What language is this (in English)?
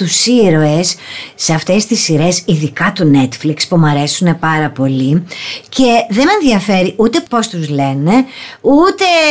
Greek